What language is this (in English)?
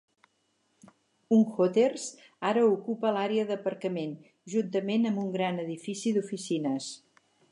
Catalan